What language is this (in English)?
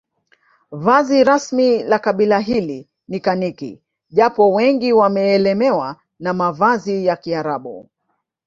Swahili